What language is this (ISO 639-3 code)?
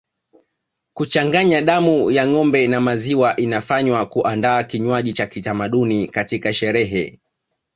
swa